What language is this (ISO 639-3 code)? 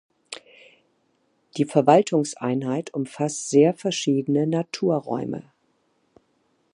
deu